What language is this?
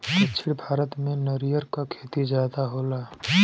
Bhojpuri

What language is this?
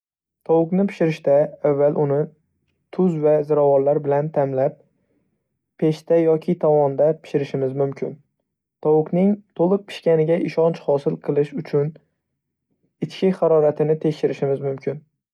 Uzbek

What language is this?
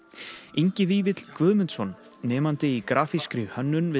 Icelandic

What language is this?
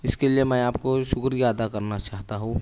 Urdu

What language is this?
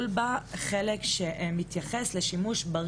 Hebrew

